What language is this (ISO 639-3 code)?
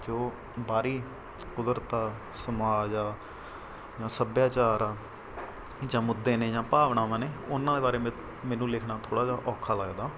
pan